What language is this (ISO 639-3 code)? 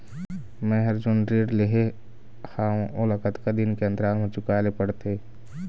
hne